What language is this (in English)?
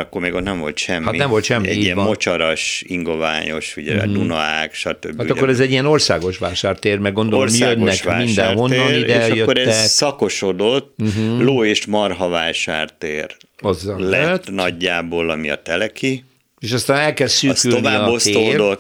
Hungarian